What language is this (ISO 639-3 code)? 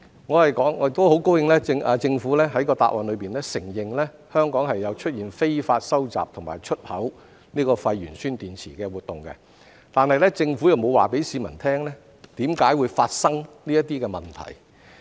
yue